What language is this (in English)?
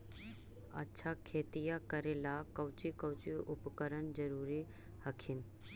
Magahi